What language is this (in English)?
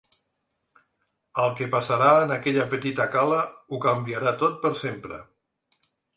Catalan